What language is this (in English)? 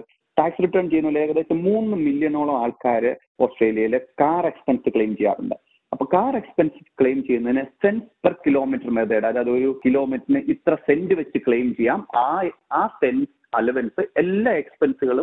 Malayalam